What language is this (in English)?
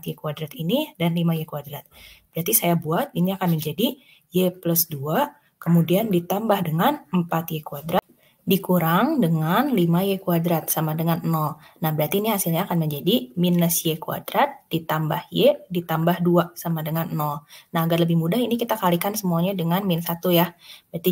Indonesian